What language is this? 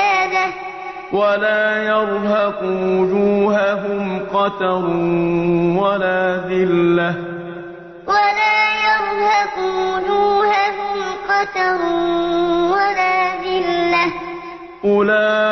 Arabic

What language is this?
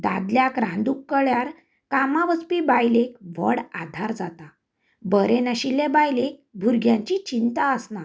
Konkani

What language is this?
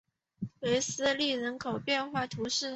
Chinese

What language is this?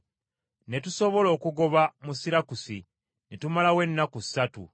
Ganda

